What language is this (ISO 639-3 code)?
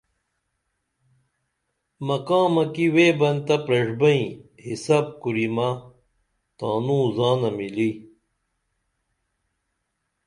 dml